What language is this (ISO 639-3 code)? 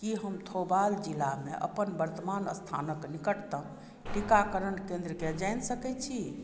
mai